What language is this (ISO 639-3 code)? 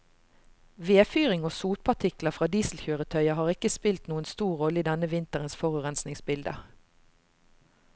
nor